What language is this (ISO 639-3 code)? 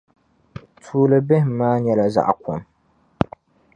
dag